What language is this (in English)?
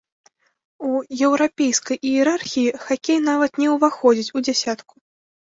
Belarusian